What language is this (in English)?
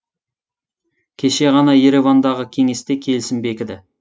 Kazakh